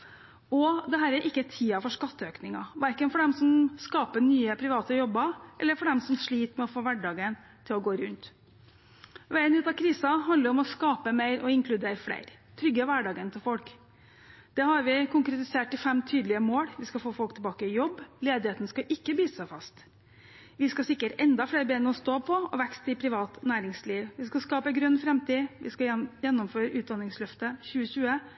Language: Norwegian Bokmål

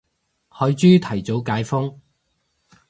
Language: Cantonese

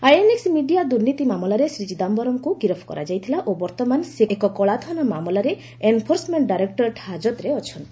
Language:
Odia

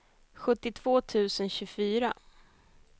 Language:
Swedish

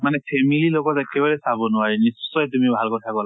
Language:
Assamese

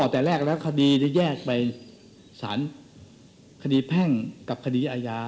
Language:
Thai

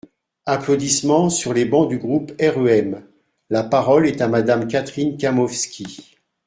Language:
French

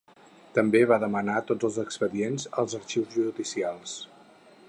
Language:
Catalan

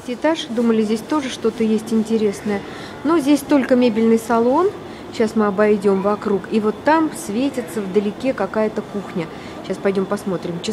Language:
Russian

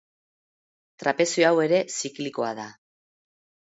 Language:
Basque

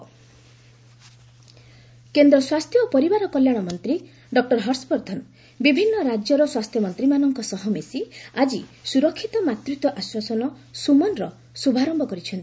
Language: Odia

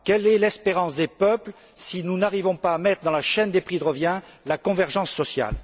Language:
French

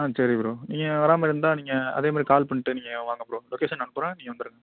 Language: Tamil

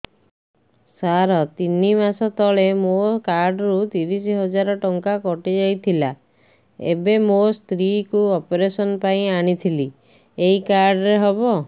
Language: Odia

